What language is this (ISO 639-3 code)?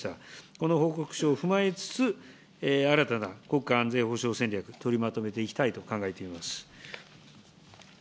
jpn